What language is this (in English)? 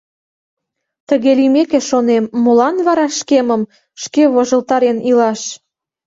Mari